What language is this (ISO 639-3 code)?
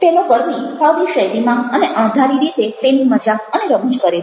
guj